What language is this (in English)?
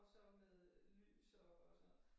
Danish